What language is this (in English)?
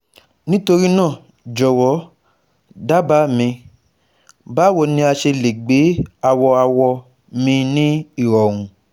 Yoruba